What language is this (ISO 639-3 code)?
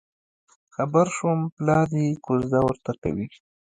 pus